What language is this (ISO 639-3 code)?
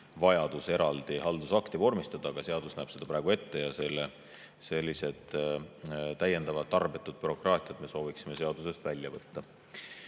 est